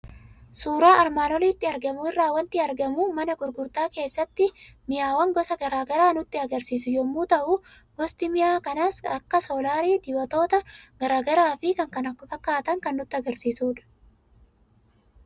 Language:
Oromo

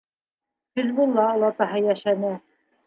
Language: Bashkir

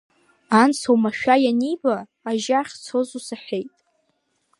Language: Abkhazian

